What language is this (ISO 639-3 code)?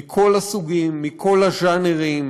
heb